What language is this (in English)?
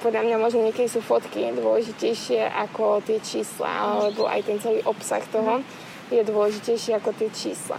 Slovak